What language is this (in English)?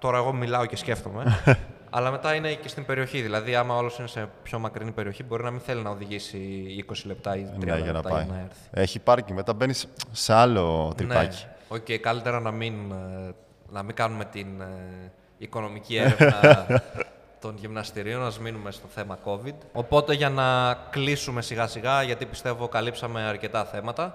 Greek